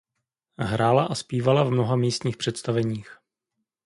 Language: Czech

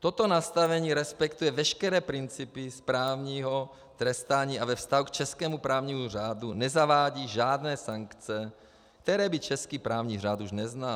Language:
Czech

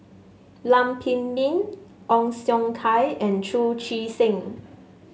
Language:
English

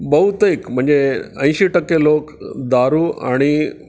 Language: Marathi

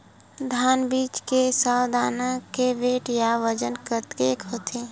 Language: Chhattisgarhi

